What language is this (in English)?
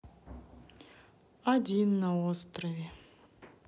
Russian